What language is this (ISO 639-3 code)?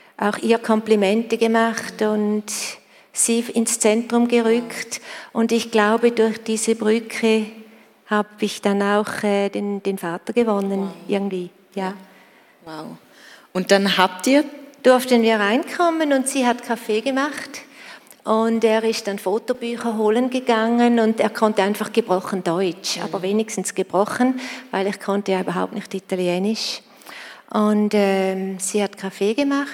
deu